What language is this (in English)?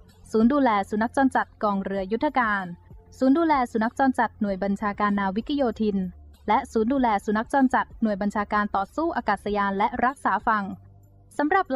Thai